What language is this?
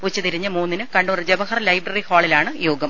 Malayalam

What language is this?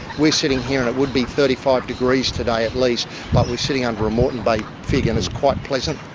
English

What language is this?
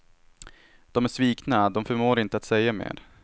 Swedish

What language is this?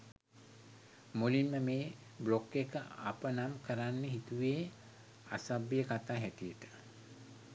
Sinhala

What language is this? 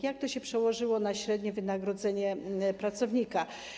Polish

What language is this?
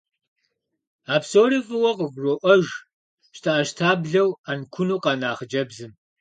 Kabardian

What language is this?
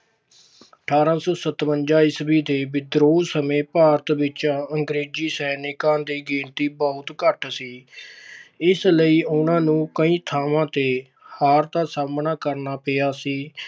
Punjabi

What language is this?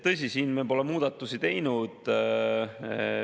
Estonian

